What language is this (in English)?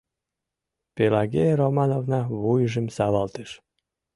Mari